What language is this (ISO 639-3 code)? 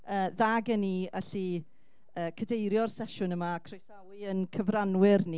cym